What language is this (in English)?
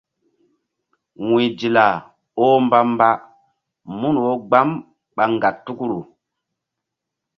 Mbum